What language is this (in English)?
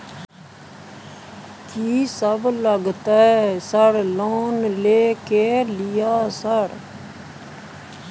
Maithili